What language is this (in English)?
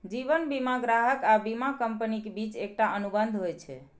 Maithili